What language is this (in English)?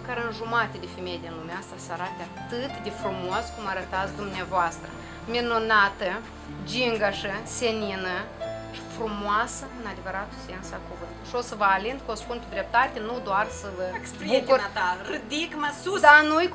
Romanian